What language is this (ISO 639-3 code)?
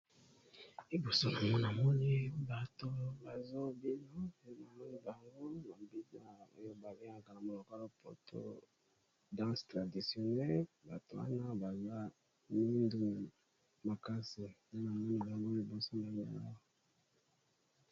lin